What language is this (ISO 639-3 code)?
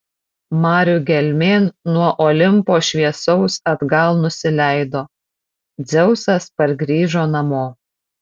lit